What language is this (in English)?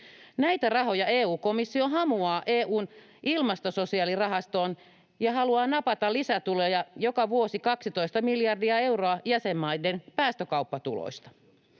Finnish